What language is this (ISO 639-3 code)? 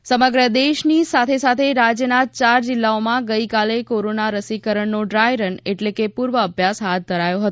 guj